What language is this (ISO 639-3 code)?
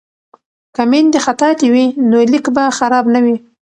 pus